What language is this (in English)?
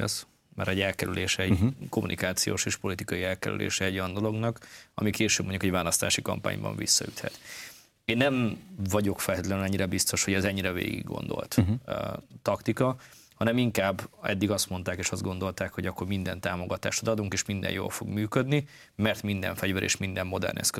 Hungarian